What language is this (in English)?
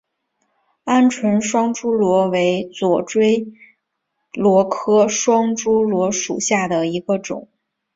Chinese